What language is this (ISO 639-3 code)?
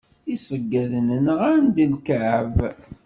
kab